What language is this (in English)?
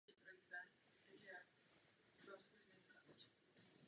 Czech